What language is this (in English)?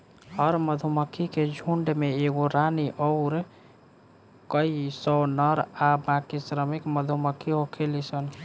Bhojpuri